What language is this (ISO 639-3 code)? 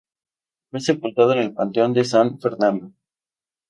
spa